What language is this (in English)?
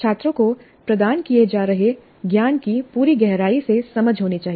Hindi